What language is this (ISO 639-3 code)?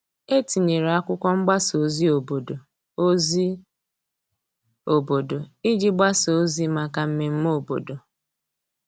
ibo